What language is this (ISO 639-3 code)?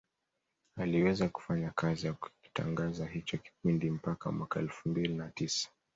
swa